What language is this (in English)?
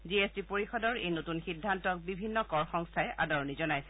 Assamese